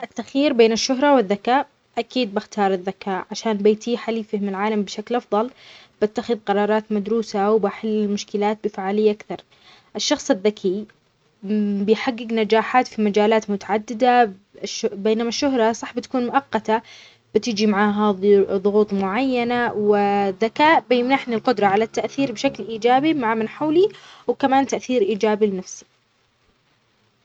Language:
Omani Arabic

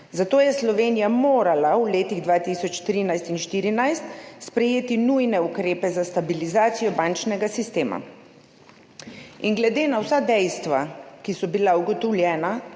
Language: Slovenian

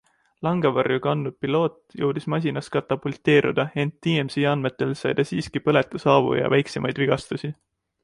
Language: Estonian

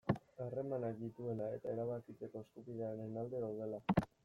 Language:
Basque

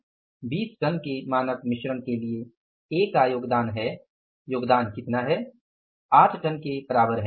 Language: Hindi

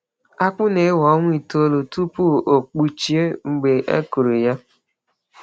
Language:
Igbo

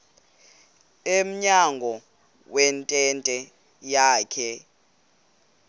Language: Xhosa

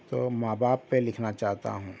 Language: Urdu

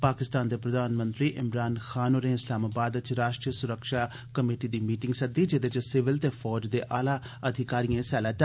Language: Dogri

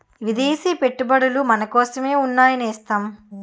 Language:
Telugu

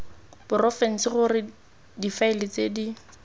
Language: Tswana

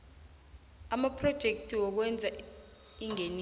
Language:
South Ndebele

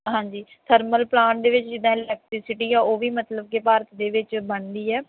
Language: Punjabi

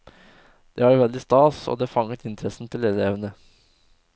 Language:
Norwegian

